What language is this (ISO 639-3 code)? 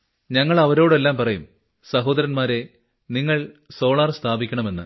mal